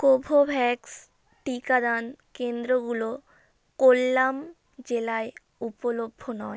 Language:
Bangla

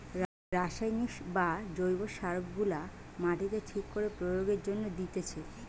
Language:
Bangla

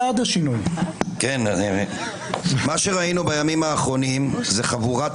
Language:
Hebrew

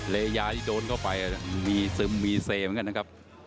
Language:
Thai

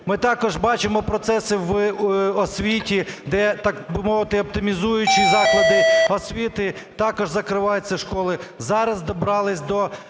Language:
Ukrainian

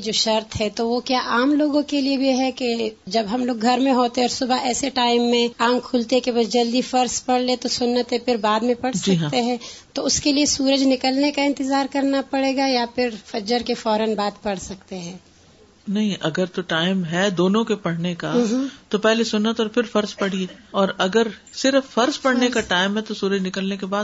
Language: Urdu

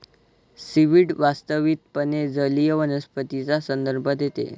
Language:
Marathi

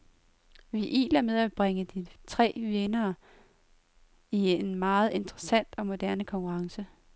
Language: Danish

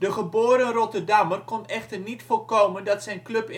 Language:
Dutch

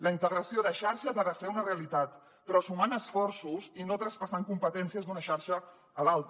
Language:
Catalan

